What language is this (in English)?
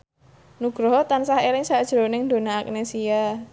Javanese